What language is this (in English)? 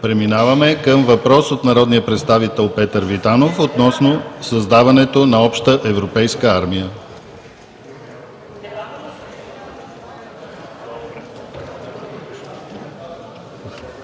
Bulgarian